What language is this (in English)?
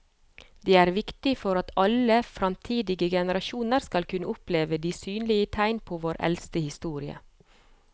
Norwegian